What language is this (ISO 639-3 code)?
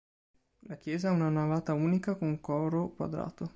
ita